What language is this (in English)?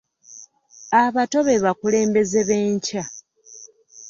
Ganda